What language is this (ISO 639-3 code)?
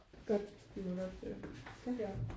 dan